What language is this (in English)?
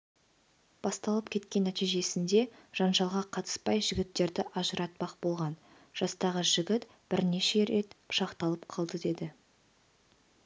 Kazakh